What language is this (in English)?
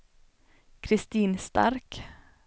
Swedish